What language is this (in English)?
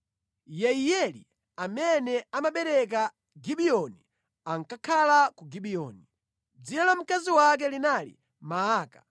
Nyanja